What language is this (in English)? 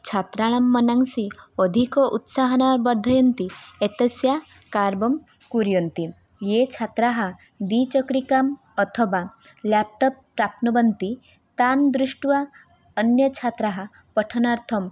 Sanskrit